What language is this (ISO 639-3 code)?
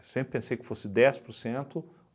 por